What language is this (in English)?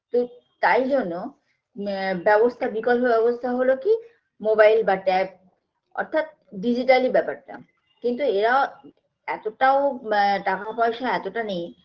Bangla